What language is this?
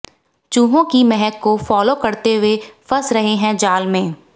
Hindi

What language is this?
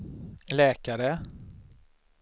Swedish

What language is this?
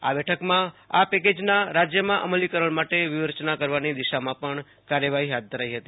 Gujarati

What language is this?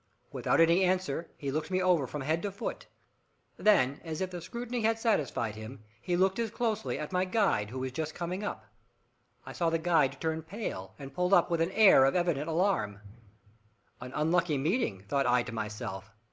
English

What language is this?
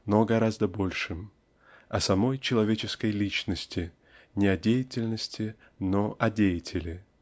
Russian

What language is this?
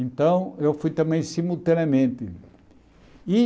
Portuguese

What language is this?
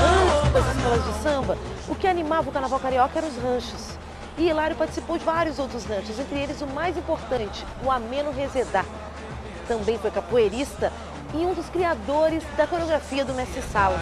Portuguese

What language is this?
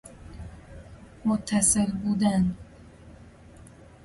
Persian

